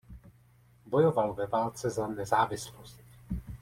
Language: Czech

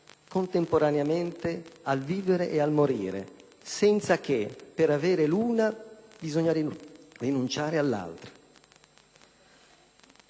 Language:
Italian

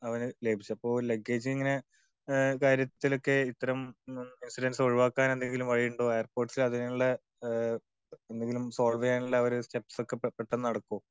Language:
Malayalam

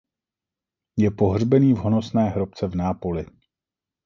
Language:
Czech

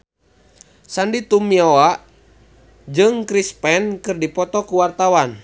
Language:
Sundanese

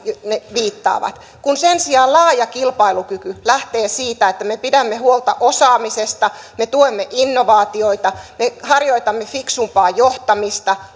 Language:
Finnish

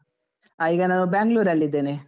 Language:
Kannada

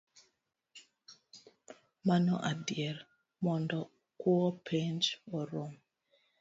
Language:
Luo (Kenya and Tanzania)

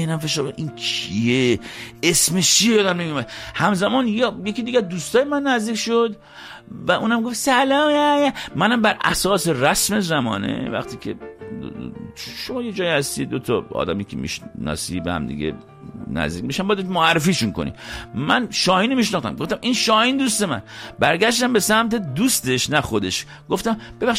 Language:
Persian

